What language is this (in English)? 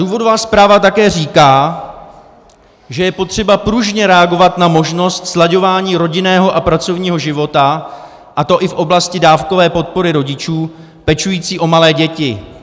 Czech